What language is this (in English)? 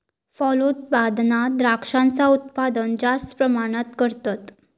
Marathi